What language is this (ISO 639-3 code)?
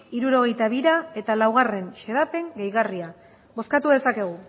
eus